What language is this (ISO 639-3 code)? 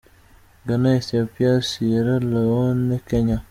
kin